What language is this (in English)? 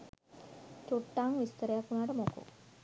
Sinhala